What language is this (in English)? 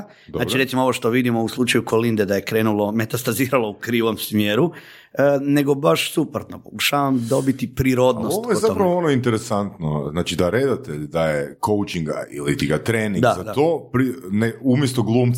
Croatian